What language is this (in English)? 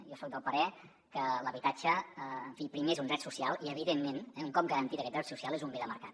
Catalan